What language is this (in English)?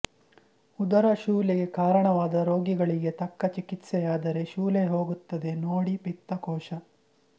Kannada